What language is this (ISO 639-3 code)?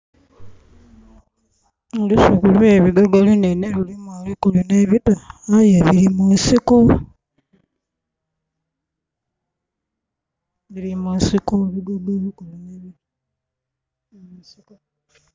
xog